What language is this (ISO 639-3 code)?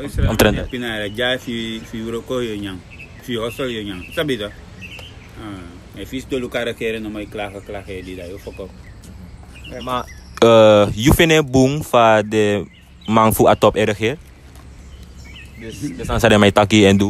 nld